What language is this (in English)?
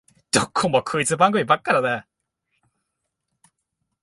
Japanese